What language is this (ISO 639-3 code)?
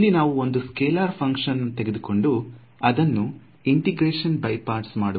kan